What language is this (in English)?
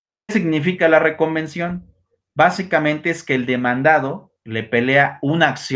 Spanish